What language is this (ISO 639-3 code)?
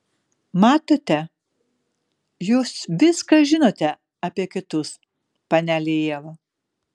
lit